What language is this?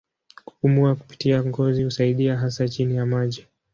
Swahili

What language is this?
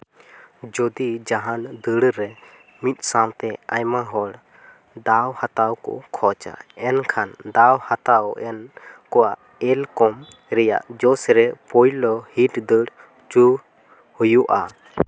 Santali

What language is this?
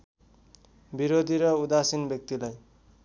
Nepali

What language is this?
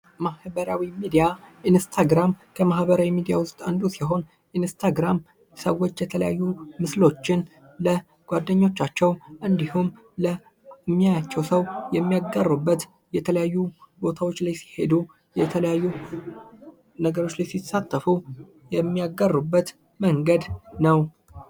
Amharic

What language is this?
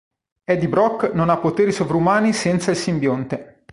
Italian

